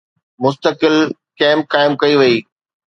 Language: Sindhi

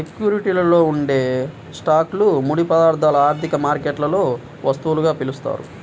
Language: Telugu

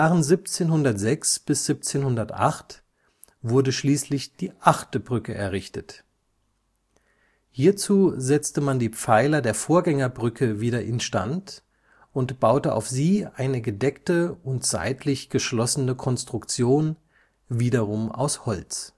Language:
German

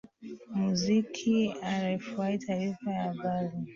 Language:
Swahili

